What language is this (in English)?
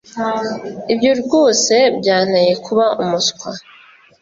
Kinyarwanda